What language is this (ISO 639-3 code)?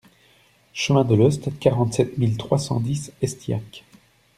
fra